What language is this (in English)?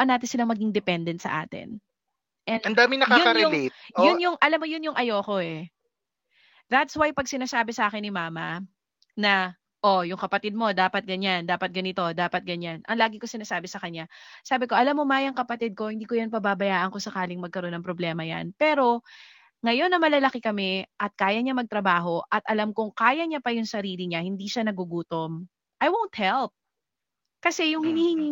Filipino